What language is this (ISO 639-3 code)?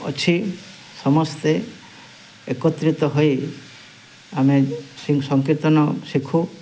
ori